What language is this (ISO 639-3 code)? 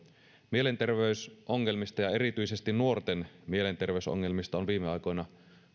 fin